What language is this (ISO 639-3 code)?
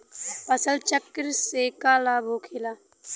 bho